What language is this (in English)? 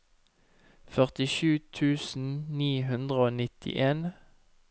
Norwegian